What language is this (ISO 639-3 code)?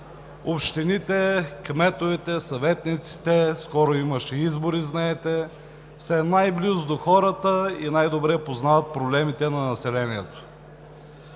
bul